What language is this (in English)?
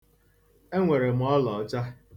Igbo